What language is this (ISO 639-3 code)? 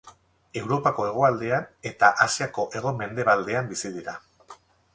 eus